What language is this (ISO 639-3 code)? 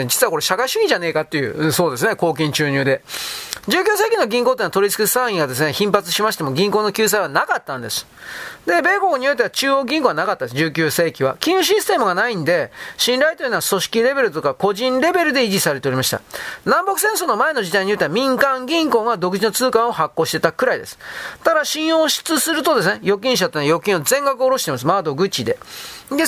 jpn